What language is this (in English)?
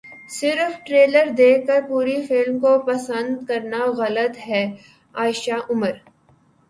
Urdu